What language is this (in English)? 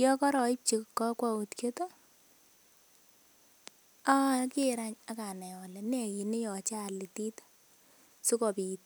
Kalenjin